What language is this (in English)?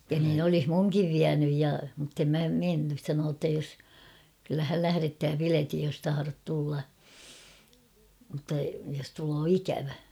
Finnish